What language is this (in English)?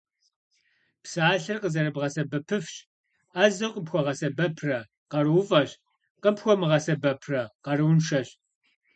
Kabardian